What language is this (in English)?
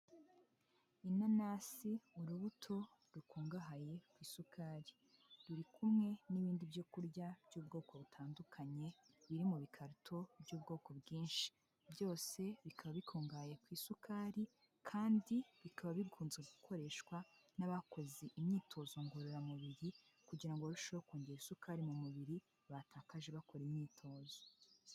Kinyarwanda